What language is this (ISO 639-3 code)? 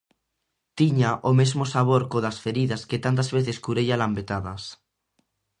glg